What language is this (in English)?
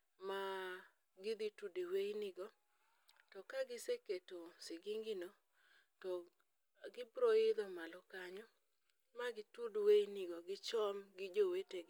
Luo (Kenya and Tanzania)